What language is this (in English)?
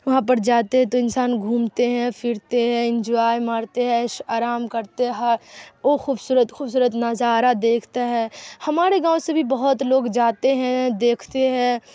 Urdu